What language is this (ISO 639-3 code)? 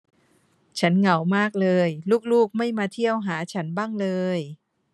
tha